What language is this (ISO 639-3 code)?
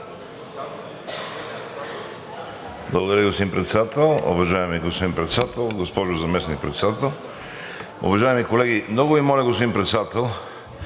bul